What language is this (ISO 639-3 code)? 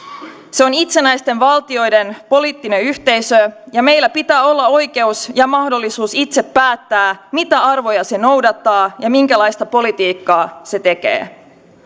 fin